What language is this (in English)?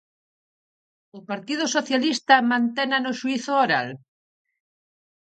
Galician